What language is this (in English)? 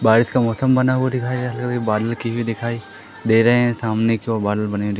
Hindi